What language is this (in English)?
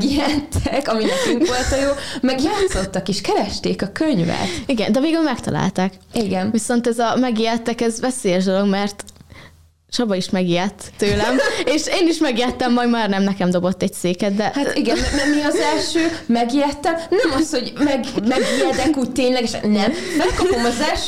Hungarian